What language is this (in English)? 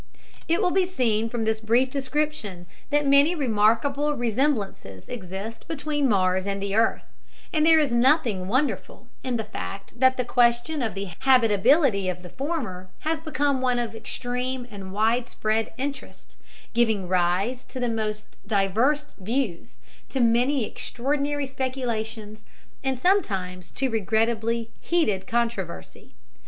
English